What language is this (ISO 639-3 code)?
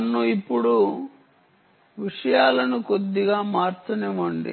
tel